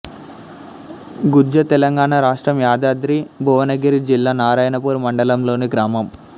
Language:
Telugu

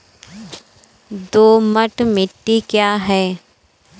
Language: Hindi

